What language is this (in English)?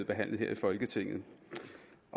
Danish